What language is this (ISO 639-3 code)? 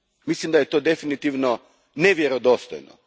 hrv